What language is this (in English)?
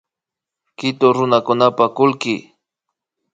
Imbabura Highland Quichua